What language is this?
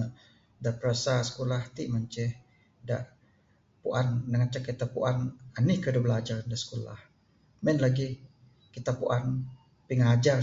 Bukar-Sadung Bidayuh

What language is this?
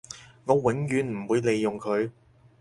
Cantonese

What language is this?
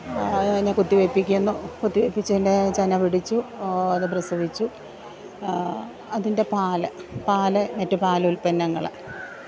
Malayalam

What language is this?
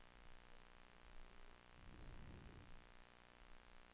Swedish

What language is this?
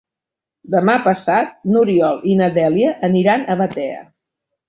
Catalan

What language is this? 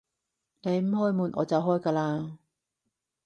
Cantonese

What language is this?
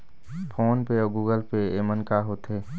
Chhattisgarhi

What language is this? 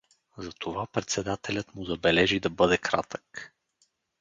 Bulgarian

